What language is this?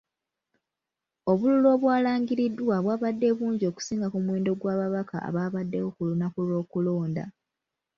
Ganda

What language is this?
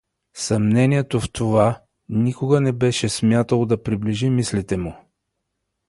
Bulgarian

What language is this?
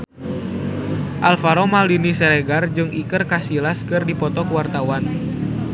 Sundanese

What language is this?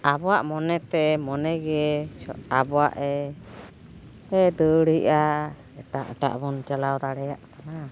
Santali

